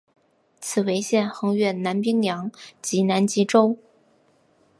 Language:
Chinese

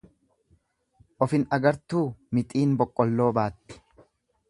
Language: Oromo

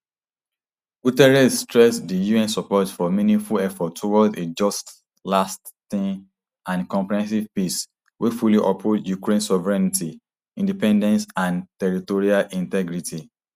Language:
Nigerian Pidgin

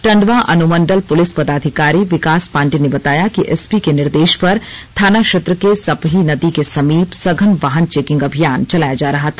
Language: Hindi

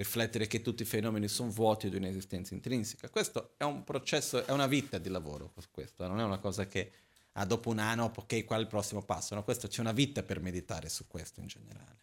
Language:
Italian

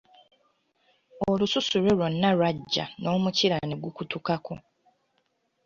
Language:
Ganda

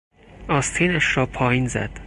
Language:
Persian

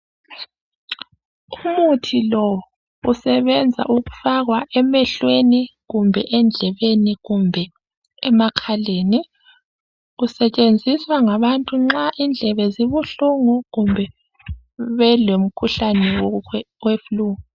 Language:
North Ndebele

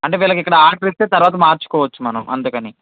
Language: Telugu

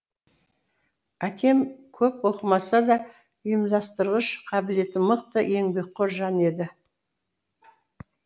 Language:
Kazakh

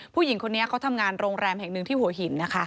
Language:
Thai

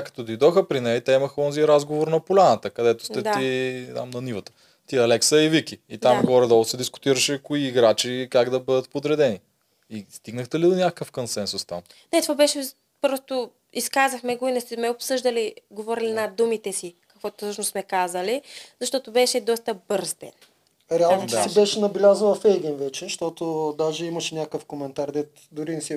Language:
Bulgarian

